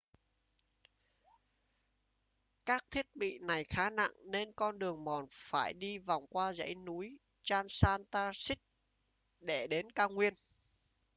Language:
Vietnamese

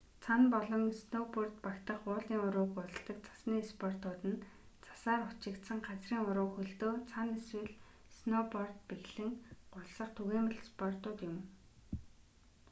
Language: Mongolian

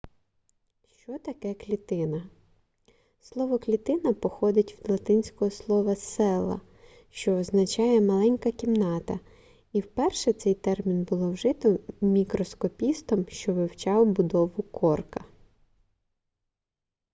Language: Ukrainian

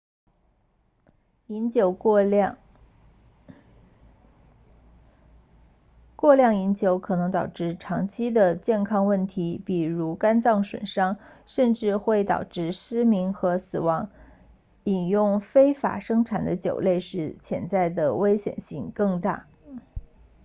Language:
Chinese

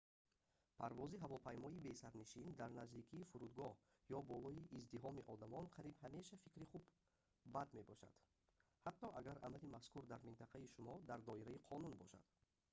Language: Tajik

